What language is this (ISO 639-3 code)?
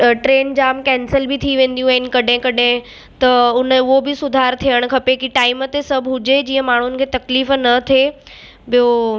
snd